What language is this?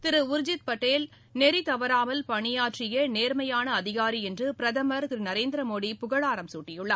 Tamil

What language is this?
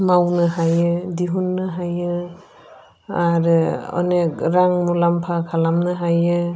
Bodo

